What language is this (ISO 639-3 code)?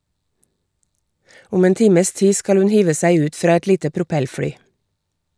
nor